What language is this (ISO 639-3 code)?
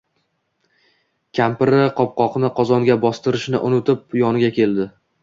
uzb